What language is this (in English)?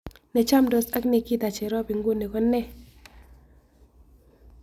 Kalenjin